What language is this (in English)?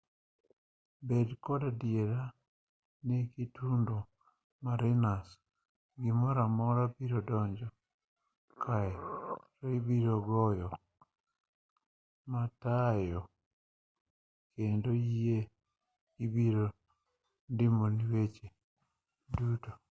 Luo (Kenya and Tanzania)